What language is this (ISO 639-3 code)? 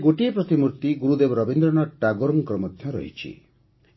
ori